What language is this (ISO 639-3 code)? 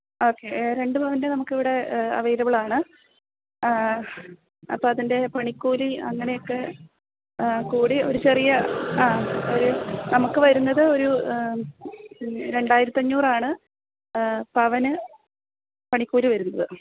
mal